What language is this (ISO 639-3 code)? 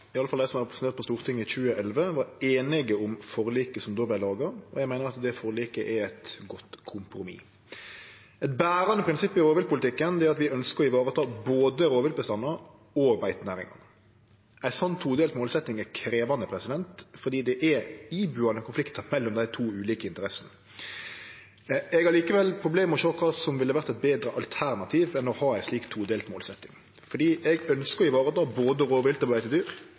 nno